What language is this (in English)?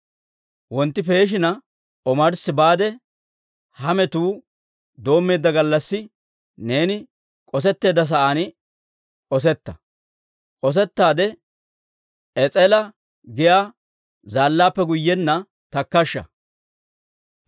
Dawro